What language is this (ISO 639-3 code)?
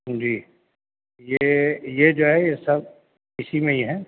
urd